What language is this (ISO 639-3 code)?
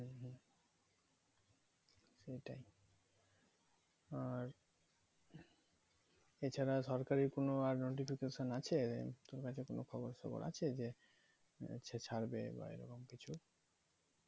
ben